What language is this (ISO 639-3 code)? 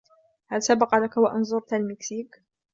ara